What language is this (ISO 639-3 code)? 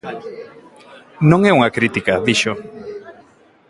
glg